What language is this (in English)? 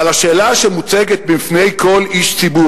Hebrew